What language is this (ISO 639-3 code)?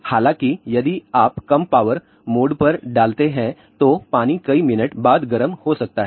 hin